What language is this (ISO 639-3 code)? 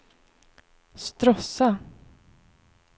swe